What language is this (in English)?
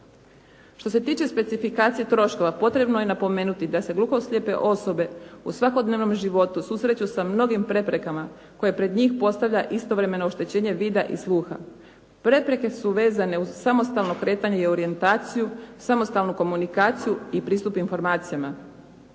Croatian